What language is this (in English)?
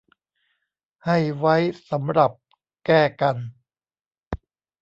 Thai